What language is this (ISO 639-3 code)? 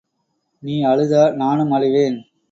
tam